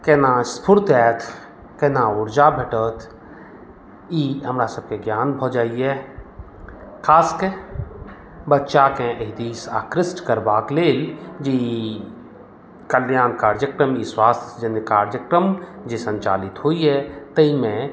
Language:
Maithili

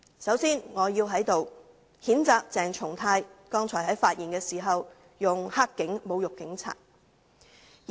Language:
Cantonese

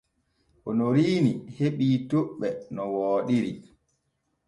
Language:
Borgu Fulfulde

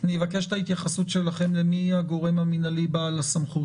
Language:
Hebrew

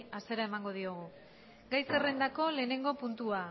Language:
Basque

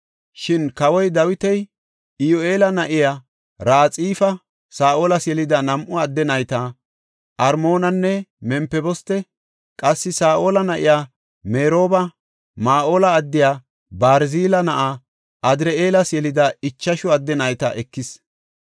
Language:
Gofa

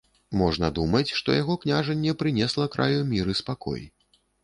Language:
Belarusian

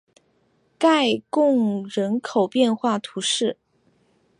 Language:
Chinese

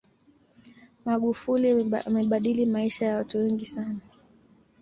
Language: Swahili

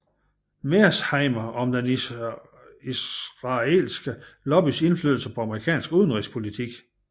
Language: Danish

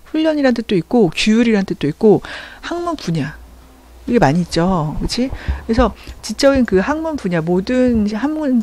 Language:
Korean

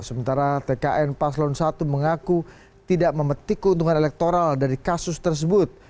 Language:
Indonesian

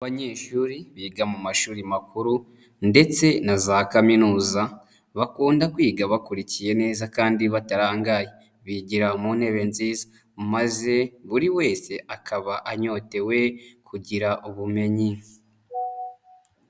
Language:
Kinyarwanda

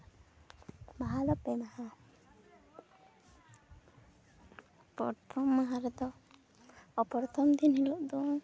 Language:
Santali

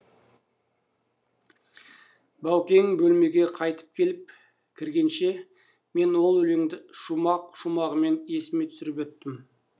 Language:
Kazakh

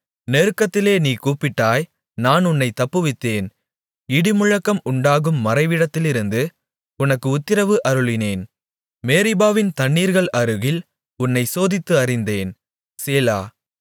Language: Tamil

